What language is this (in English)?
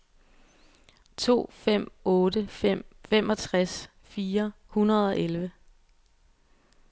Danish